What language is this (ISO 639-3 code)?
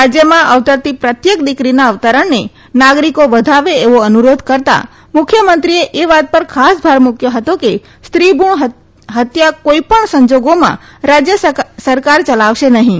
guj